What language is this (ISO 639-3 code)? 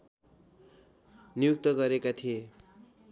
nep